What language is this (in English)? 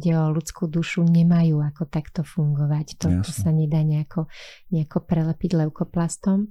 Slovak